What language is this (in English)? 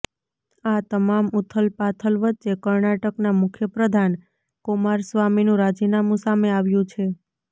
Gujarati